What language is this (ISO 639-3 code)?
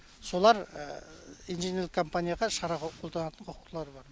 kaz